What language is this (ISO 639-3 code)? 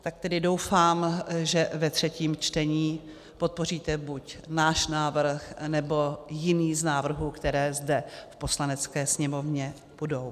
ces